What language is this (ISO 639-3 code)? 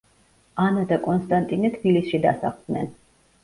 kat